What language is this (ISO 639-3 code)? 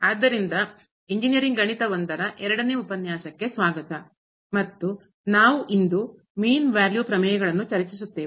kan